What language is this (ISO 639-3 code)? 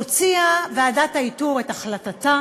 heb